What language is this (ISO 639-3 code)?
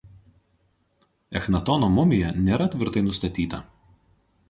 lit